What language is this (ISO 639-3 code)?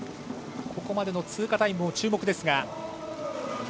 jpn